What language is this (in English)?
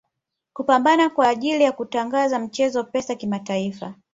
Swahili